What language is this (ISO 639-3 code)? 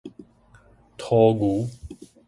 nan